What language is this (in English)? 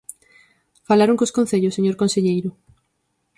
Galician